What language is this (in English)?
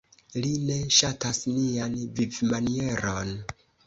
Esperanto